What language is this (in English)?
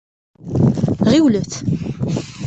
Kabyle